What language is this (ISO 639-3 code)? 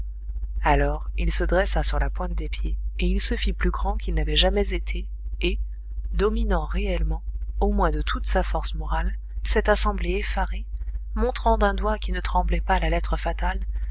fra